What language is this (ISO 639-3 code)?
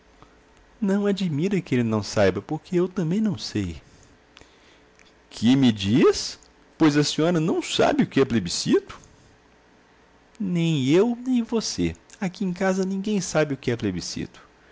por